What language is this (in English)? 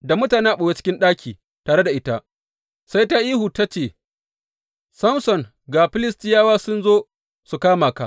Hausa